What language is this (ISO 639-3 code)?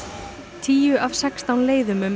isl